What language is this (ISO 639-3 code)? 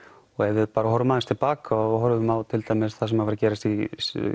isl